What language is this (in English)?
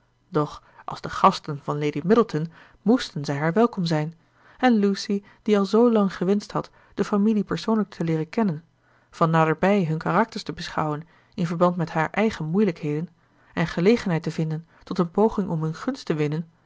Dutch